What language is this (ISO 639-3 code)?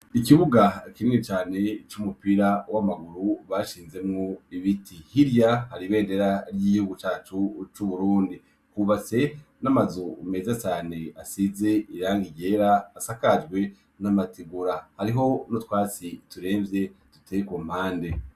run